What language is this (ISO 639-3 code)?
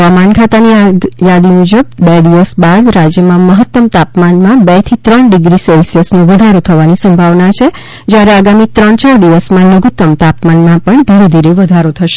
guj